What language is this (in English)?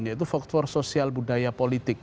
Indonesian